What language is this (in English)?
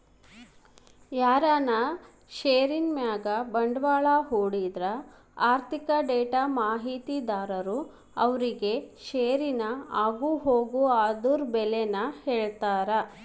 Kannada